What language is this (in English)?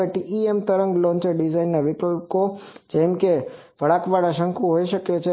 Gujarati